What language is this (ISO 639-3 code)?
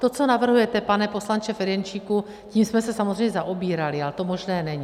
ces